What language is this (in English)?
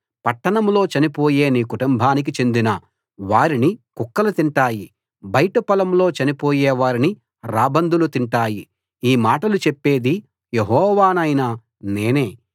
Telugu